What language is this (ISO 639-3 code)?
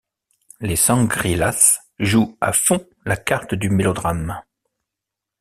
fra